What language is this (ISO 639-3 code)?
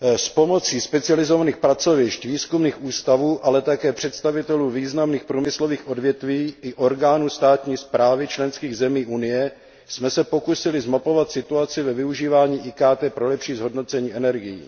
ces